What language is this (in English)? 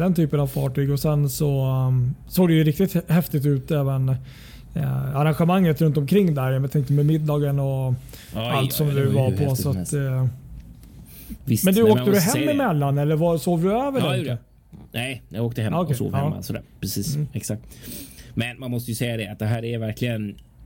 Swedish